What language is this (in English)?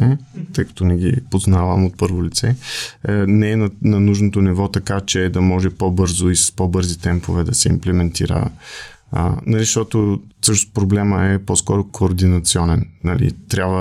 Bulgarian